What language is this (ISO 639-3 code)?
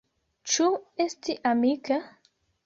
epo